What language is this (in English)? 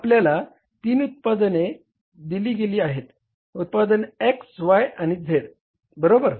Marathi